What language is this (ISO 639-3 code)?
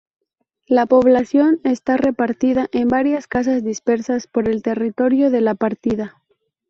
spa